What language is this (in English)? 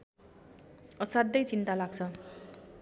Nepali